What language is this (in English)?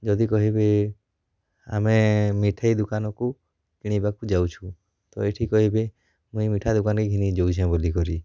Odia